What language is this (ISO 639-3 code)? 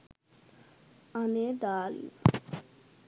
sin